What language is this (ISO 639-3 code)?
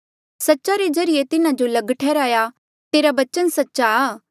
mjl